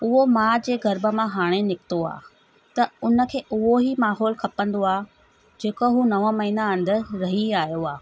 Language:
Sindhi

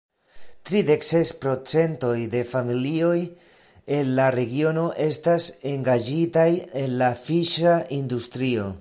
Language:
Esperanto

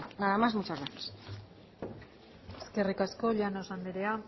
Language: Basque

